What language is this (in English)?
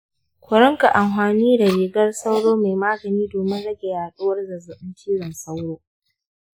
Hausa